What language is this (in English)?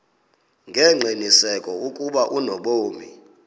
Xhosa